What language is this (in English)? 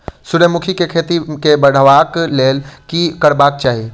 Maithili